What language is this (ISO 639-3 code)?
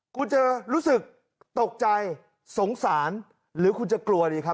tha